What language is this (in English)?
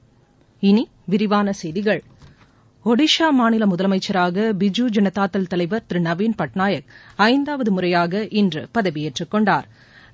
Tamil